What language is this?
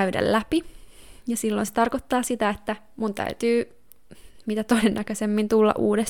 Finnish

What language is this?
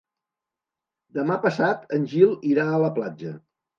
Catalan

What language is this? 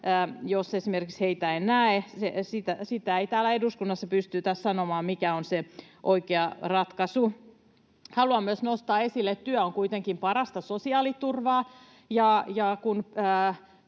Finnish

